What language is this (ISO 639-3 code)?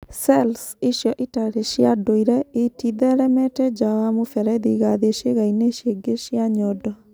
kik